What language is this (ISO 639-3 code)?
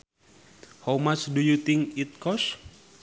sun